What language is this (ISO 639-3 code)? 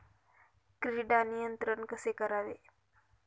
mar